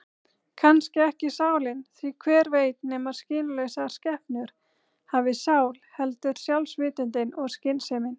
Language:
Icelandic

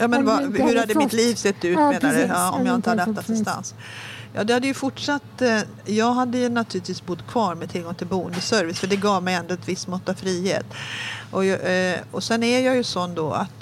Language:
Swedish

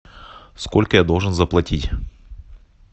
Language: Russian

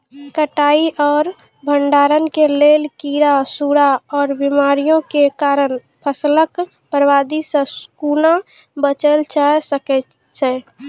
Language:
Maithili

